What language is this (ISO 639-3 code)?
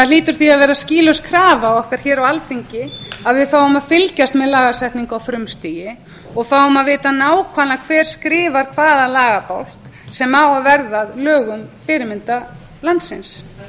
isl